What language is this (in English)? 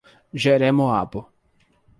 Portuguese